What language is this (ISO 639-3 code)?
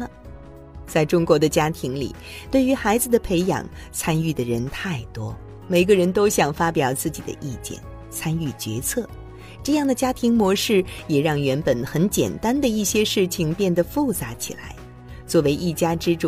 zho